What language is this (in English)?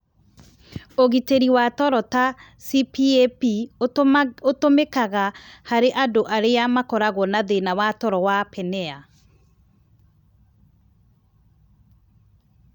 Kikuyu